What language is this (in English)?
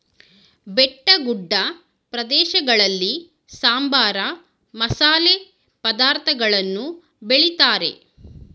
Kannada